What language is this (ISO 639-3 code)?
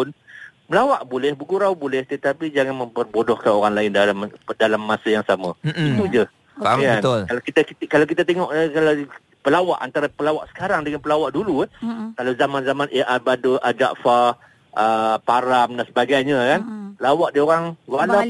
msa